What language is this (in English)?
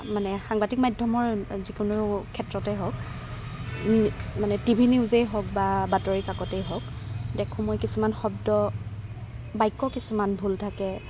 Assamese